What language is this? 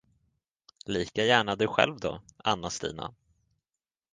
Swedish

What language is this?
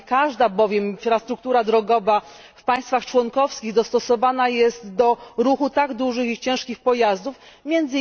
Polish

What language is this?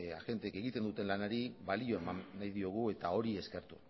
Basque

